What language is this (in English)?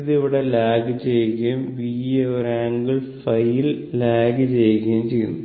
Malayalam